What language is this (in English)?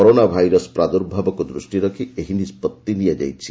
Odia